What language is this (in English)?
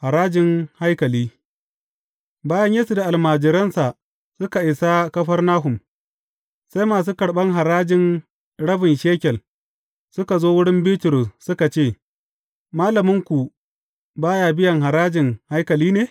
Hausa